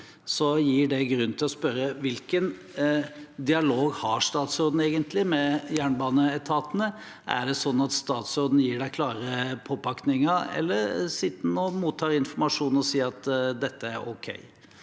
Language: Norwegian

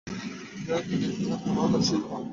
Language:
Bangla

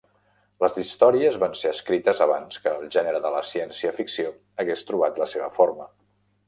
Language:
Catalan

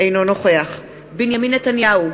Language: Hebrew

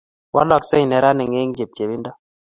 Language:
Kalenjin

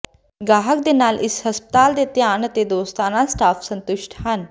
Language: Punjabi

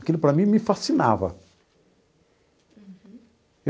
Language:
Portuguese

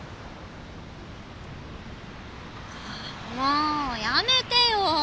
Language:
Japanese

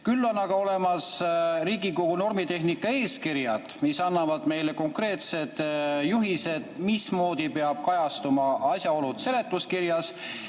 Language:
Estonian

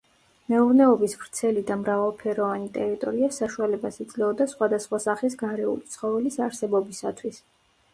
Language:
Georgian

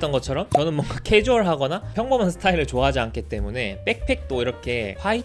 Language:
Korean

